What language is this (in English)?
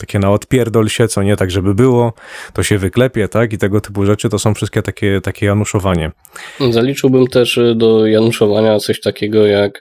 Polish